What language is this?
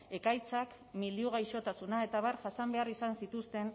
Basque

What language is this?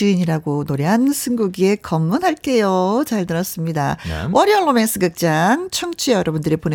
Korean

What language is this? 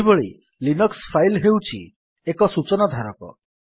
Odia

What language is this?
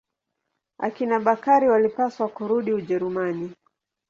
Swahili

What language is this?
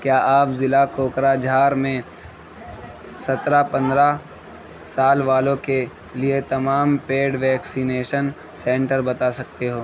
Urdu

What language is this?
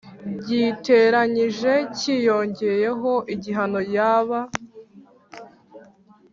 Kinyarwanda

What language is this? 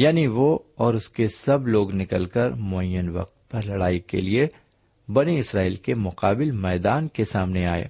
Urdu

